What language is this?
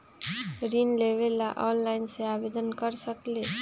Magahi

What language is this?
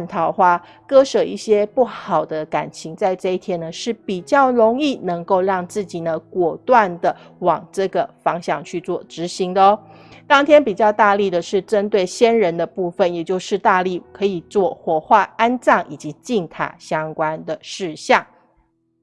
Chinese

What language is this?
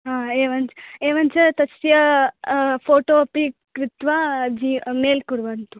Sanskrit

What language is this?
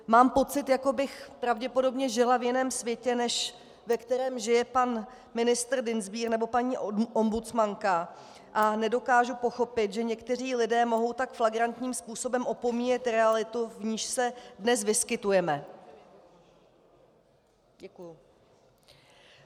Czech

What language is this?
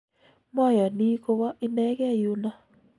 Kalenjin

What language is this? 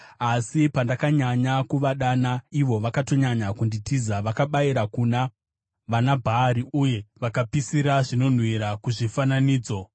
Shona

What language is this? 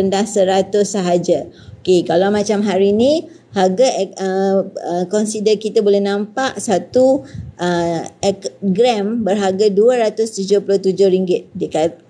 Malay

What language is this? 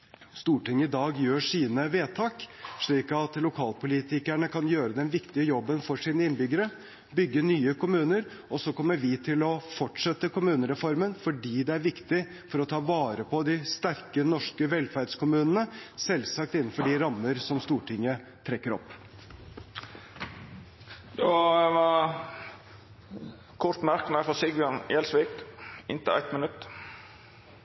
Norwegian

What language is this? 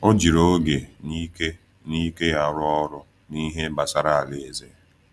Igbo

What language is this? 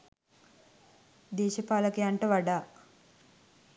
Sinhala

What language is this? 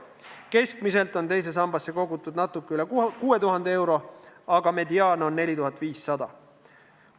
Estonian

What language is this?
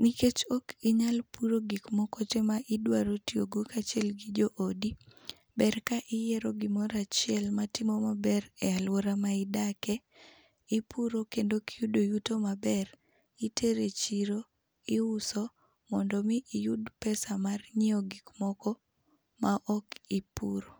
Luo (Kenya and Tanzania)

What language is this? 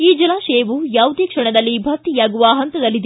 Kannada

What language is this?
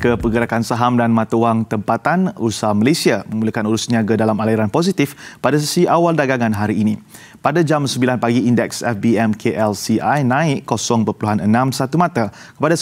Malay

